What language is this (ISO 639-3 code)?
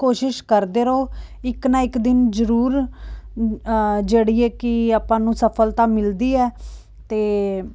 pan